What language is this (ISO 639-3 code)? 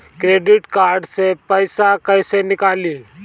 bho